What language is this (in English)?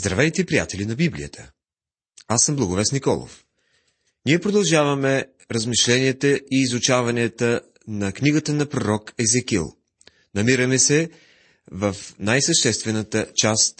Bulgarian